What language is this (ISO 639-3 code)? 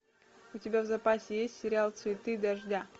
rus